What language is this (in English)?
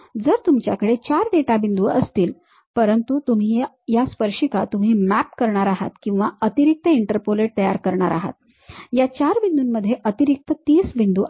Marathi